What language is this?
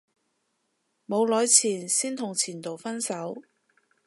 Cantonese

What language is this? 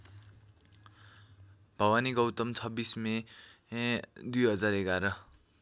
Nepali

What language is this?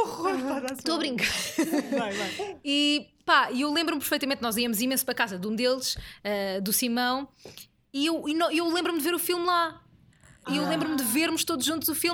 Portuguese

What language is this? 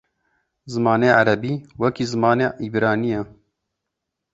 Kurdish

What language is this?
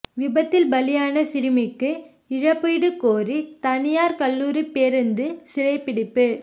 Tamil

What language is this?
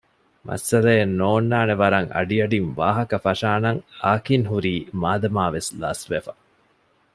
Divehi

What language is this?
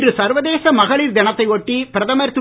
Tamil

